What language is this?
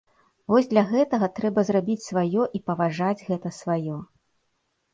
Belarusian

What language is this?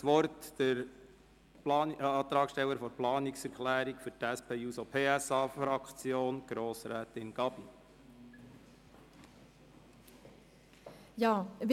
Swiss German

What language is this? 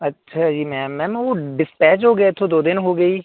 Punjabi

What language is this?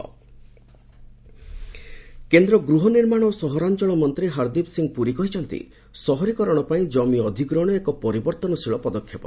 Odia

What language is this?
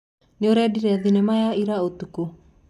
Kikuyu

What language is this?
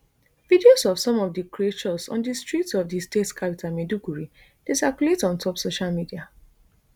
Nigerian Pidgin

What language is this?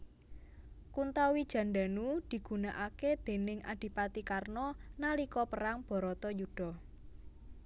Javanese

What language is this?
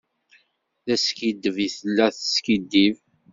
Kabyle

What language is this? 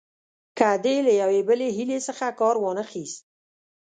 Pashto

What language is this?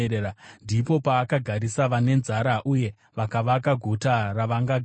Shona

